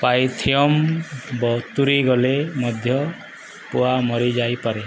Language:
Odia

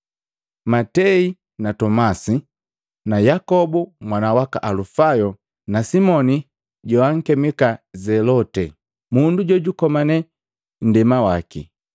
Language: Matengo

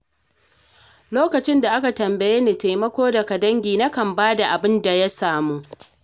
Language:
Hausa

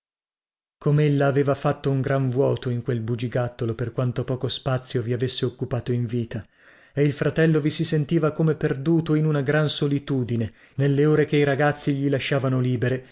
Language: Italian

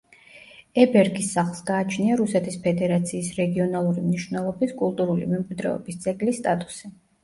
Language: Georgian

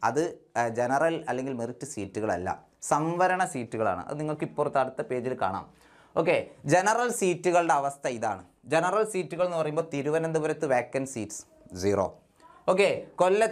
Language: Malayalam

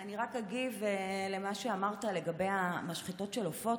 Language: Hebrew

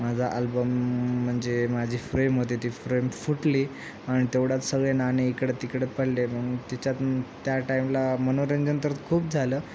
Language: Marathi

